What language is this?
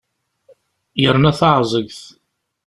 Kabyle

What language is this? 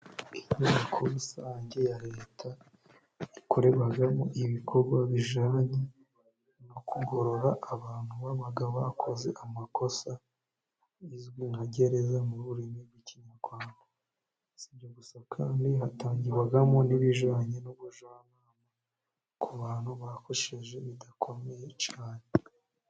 Kinyarwanda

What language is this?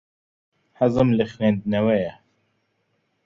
Central Kurdish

